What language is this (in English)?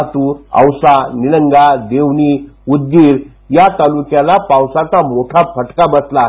Marathi